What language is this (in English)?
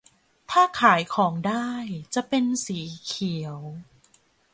Thai